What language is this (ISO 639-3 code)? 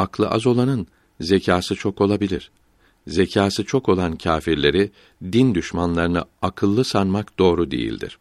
tur